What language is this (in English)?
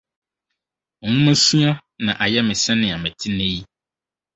Akan